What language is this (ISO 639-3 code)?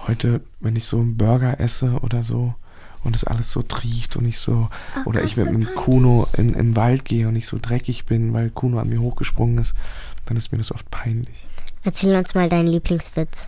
deu